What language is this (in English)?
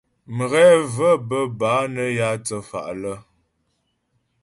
Ghomala